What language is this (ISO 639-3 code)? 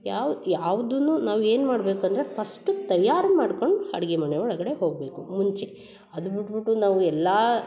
kan